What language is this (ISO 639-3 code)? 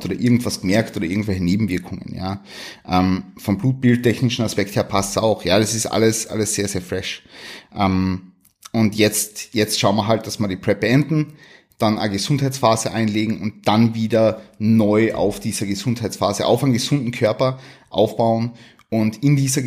deu